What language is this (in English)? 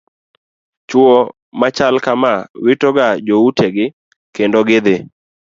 Luo (Kenya and Tanzania)